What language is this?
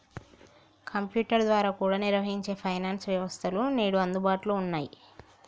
Telugu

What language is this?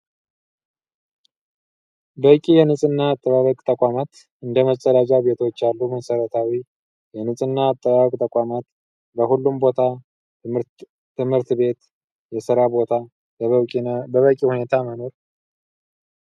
Amharic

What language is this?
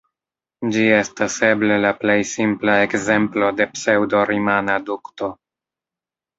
Esperanto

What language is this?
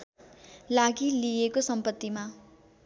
Nepali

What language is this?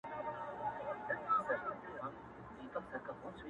Pashto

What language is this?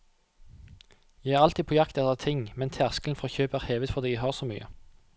Norwegian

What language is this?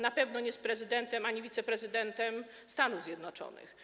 Polish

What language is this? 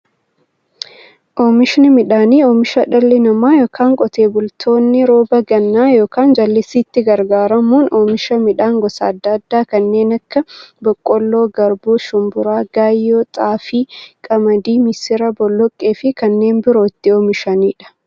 Oromo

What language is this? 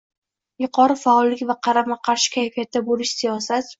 Uzbek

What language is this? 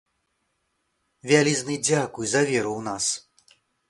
Belarusian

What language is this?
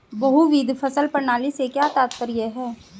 Hindi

